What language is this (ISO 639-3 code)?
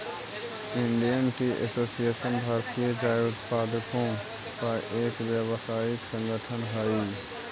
mag